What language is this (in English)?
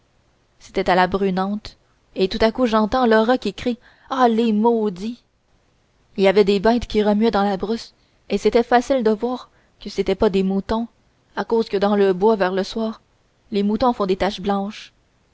French